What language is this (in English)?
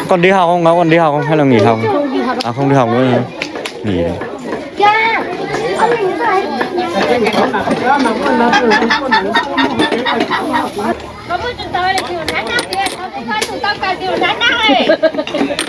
Vietnamese